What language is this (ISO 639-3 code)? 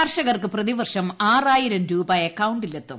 mal